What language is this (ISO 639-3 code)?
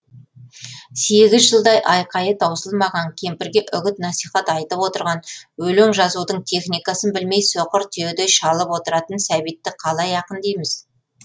kaz